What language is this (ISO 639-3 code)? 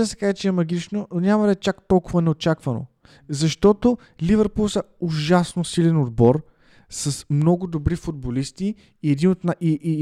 bul